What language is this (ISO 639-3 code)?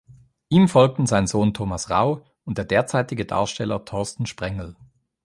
deu